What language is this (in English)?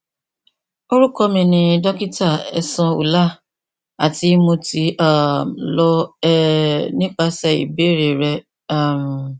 Yoruba